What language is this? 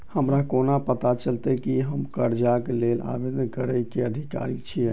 Maithili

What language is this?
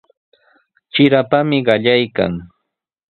Sihuas Ancash Quechua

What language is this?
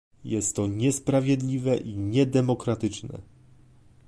Polish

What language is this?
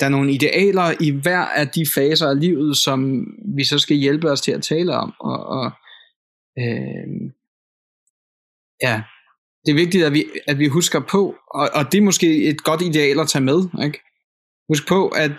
Danish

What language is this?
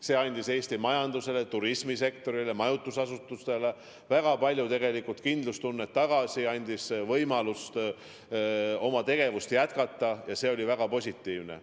Estonian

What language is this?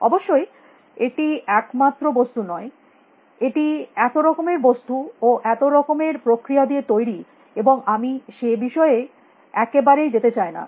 Bangla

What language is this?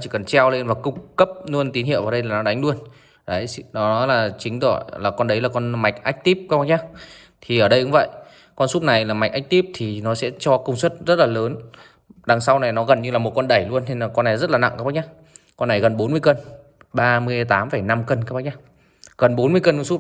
Vietnamese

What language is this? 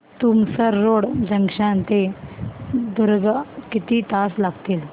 Marathi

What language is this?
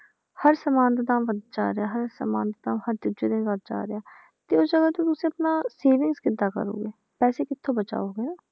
Punjabi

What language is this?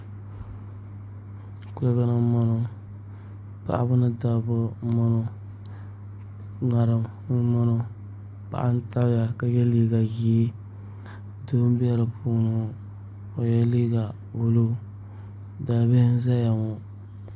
Dagbani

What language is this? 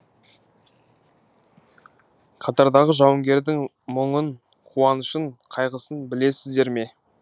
Kazakh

